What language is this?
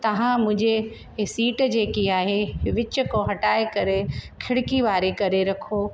Sindhi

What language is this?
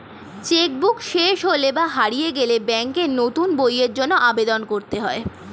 Bangla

